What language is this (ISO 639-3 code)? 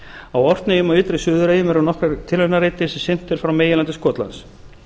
isl